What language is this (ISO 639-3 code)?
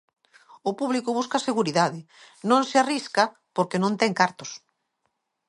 glg